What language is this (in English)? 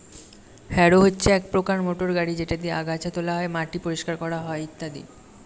Bangla